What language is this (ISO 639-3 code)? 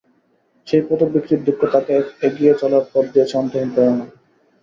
ben